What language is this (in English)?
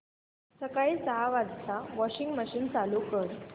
Marathi